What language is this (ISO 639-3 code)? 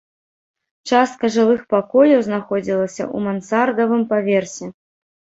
bel